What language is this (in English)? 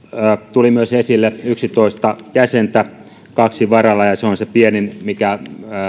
Finnish